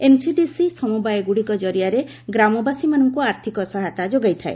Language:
Odia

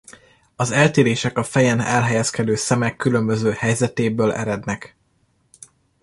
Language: Hungarian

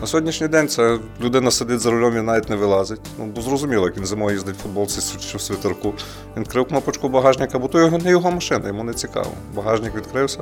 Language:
Ukrainian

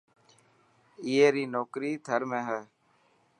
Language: Dhatki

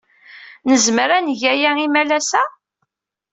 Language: Kabyle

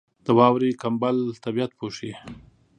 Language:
Pashto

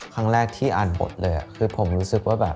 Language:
Thai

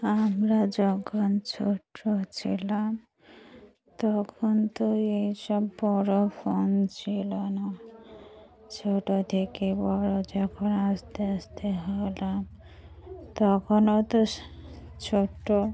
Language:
Bangla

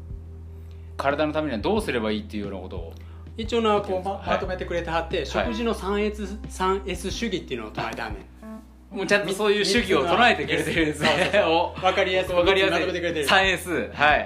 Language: Japanese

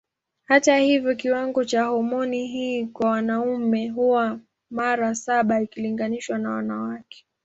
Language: Swahili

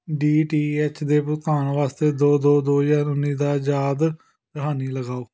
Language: Punjabi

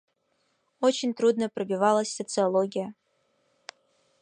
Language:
Yakut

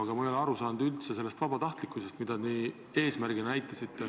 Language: Estonian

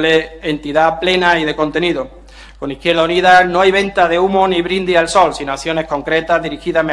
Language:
Spanish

